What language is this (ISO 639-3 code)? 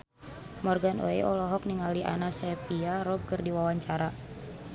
sun